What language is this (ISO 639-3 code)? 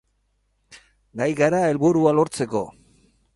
eus